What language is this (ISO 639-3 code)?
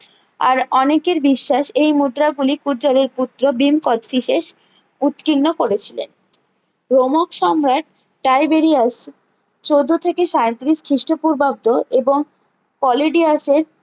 ben